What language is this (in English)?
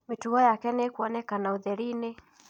Kikuyu